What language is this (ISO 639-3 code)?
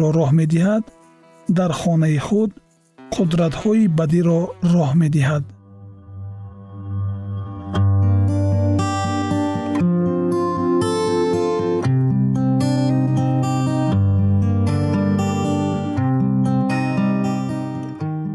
fas